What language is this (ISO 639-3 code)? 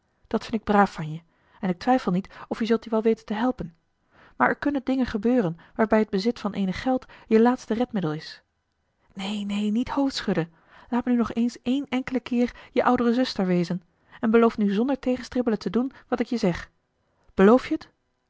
nld